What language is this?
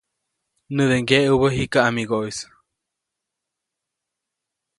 Copainalá Zoque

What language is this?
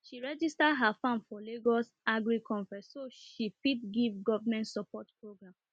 Nigerian Pidgin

